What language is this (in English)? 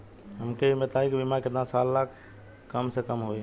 Bhojpuri